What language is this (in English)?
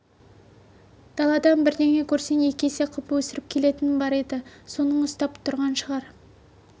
Kazakh